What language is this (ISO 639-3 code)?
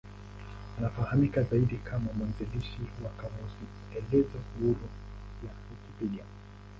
swa